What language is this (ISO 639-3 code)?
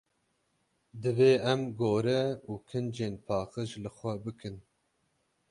kur